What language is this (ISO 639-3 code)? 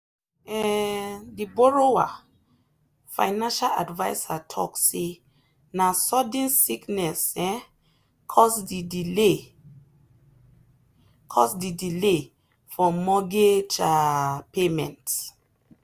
pcm